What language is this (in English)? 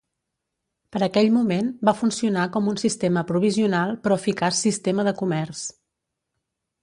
Catalan